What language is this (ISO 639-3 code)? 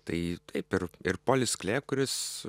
lit